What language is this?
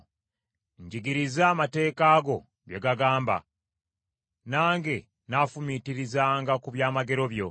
Ganda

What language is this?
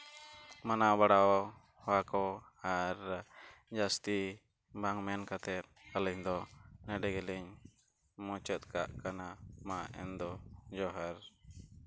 Santali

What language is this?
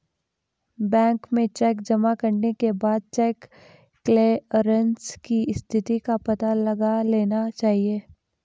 Hindi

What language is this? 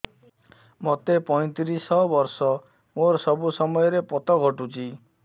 Odia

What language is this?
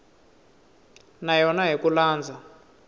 Tsonga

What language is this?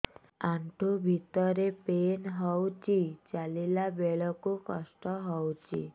Odia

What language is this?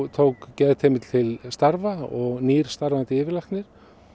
Icelandic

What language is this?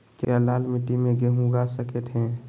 Magahi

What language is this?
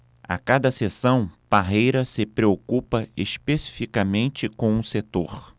Portuguese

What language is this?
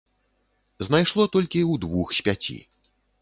Belarusian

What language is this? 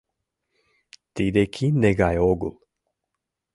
Mari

